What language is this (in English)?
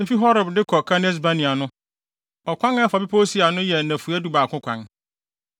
Akan